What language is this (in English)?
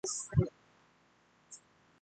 Chinese